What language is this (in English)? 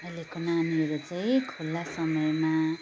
Nepali